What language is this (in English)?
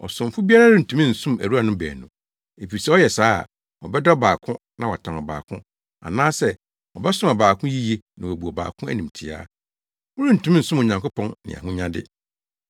Akan